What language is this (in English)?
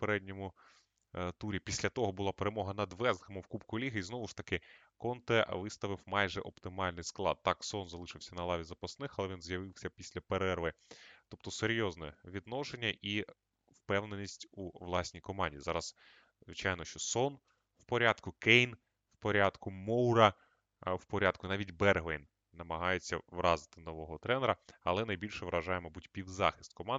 Ukrainian